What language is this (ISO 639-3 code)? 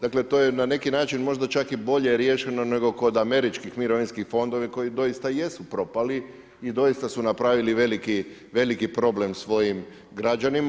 hrv